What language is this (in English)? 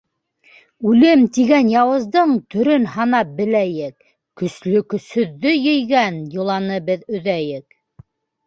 Bashkir